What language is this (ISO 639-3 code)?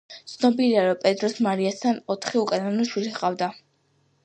kat